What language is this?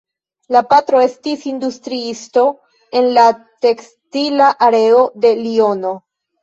Esperanto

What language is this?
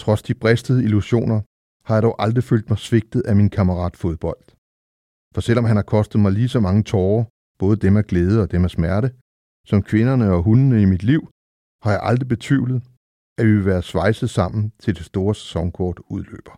Danish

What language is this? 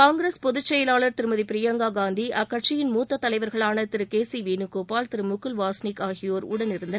Tamil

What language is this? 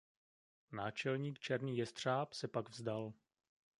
Czech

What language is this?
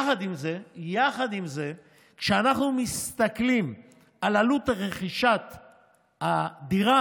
Hebrew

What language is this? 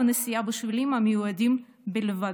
Hebrew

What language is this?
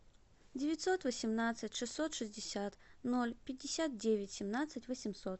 Russian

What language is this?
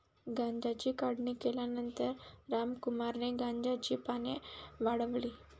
Marathi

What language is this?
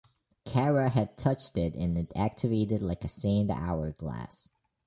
English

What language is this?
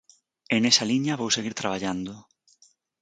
Galician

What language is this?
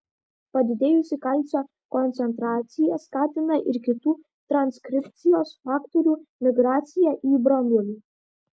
Lithuanian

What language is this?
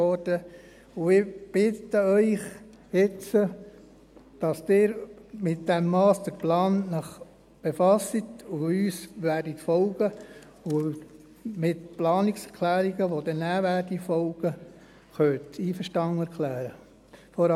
Swiss German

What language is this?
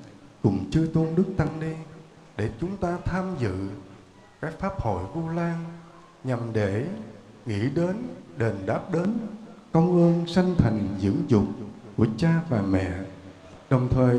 Vietnamese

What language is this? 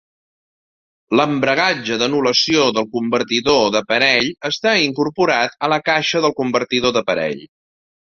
Catalan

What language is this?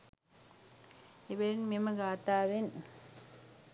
Sinhala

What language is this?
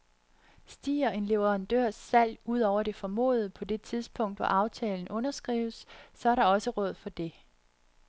Danish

